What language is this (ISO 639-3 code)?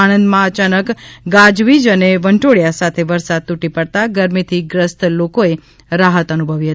guj